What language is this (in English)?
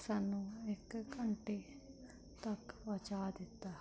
Punjabi